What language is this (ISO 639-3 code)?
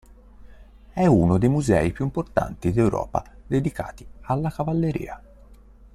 ita